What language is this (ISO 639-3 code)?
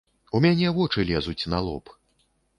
bel